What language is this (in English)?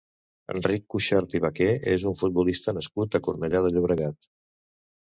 Catalan